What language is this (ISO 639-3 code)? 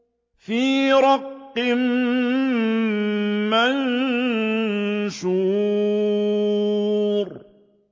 ara